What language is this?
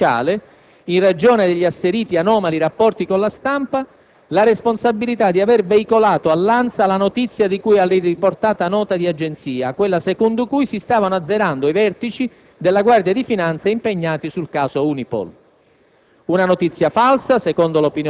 Italian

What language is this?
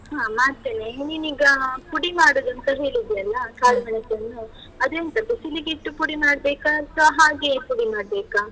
Kannada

